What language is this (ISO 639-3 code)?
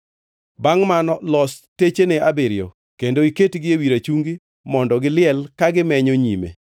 luo